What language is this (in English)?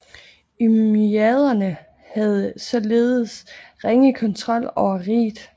Danish